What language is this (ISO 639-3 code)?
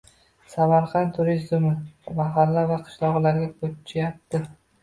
uzb